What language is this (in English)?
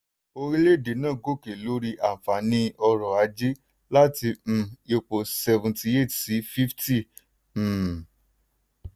Yoruba